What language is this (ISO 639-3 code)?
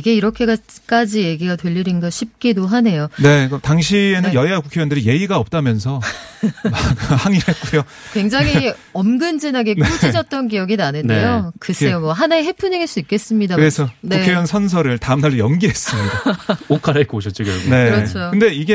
kor